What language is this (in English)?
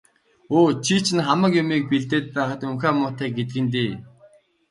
Mongolian